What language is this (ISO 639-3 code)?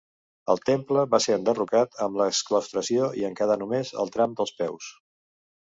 cat